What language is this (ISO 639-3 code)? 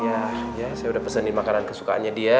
ind